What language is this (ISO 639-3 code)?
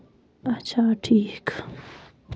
kas